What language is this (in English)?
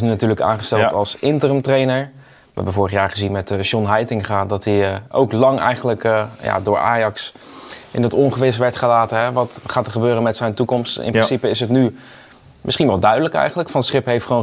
Dutch